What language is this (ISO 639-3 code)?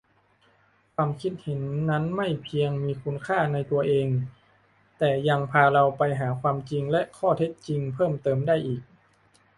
tha